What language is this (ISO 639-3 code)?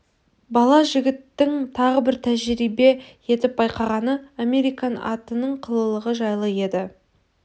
kaz